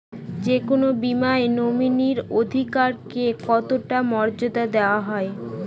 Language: Bangla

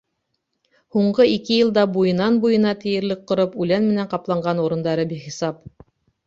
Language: Bashkir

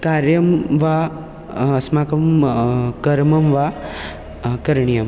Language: Sanskrit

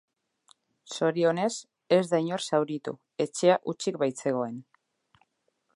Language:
Basque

